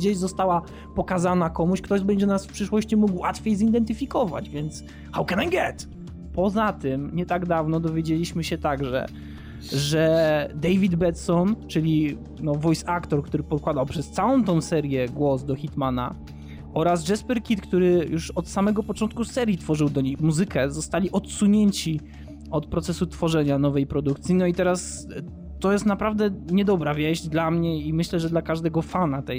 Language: Polish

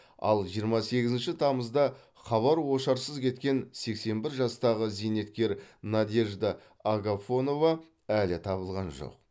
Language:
Kazakh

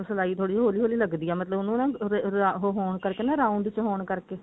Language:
Punjabi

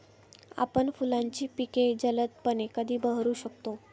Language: Marathi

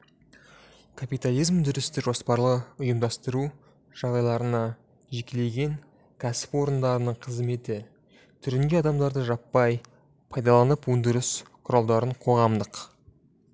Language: Kazakh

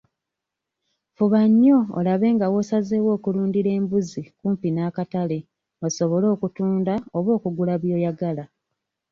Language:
Ganda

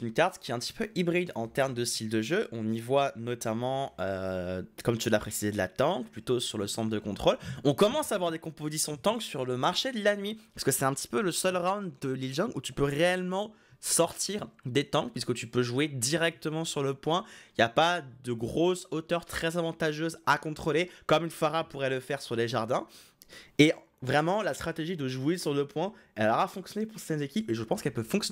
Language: French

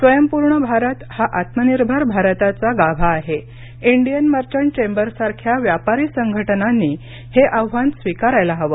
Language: Marathi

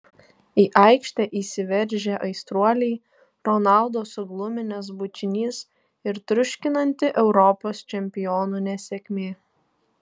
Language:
Lithuanian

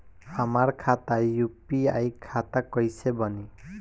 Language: Bhojpuri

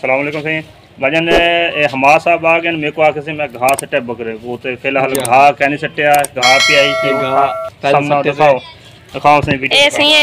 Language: Romanian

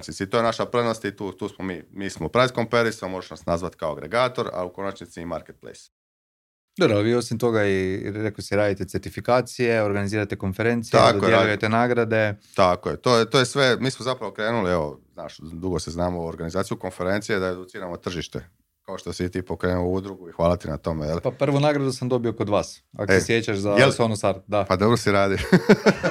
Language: Croatian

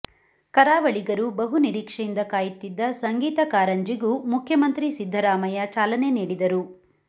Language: Kannada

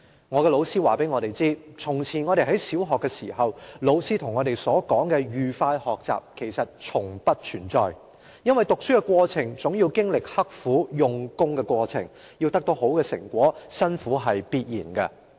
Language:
Cantonese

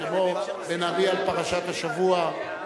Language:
Hebrew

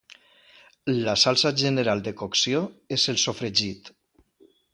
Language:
Catalan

